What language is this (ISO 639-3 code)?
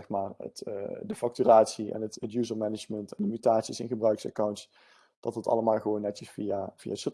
nld